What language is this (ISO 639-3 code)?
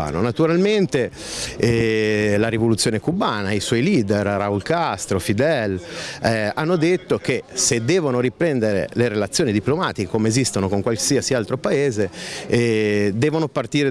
ita